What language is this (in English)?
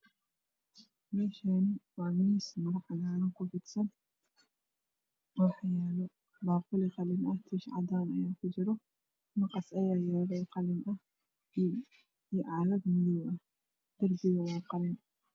Somali